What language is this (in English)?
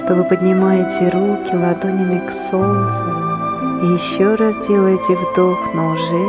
Russian